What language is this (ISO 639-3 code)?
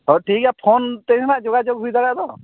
sat